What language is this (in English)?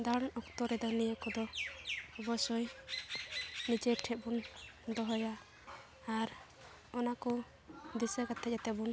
Santali